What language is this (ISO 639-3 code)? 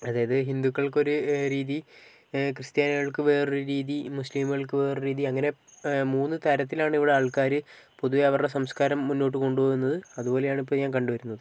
mal